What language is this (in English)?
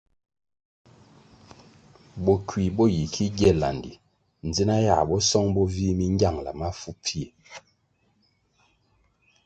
Kwasio